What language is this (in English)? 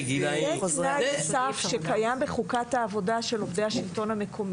Hebrew